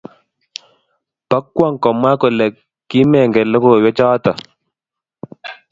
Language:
Kalenjin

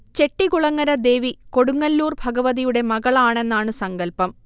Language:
Malayalam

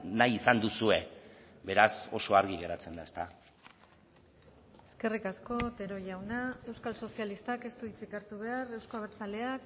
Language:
Basque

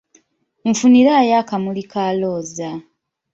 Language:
Ganda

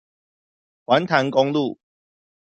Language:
Chinese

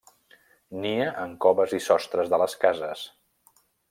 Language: Catalan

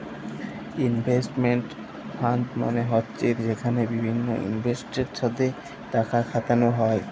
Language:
Bangla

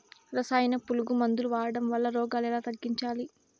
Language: Telugu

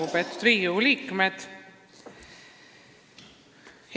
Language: Estonian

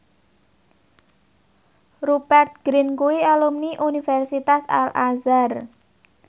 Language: Javanese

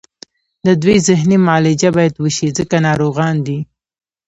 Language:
Pashto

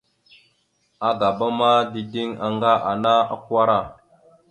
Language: Mada (Cameroon)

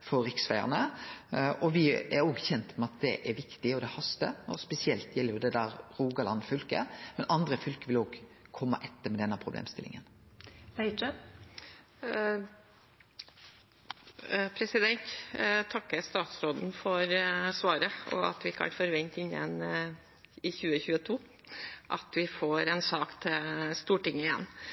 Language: Norwegian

